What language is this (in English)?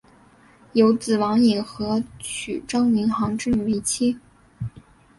Chinese